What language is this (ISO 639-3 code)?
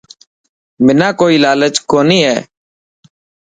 mki